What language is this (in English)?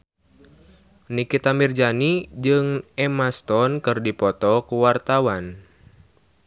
Sundanese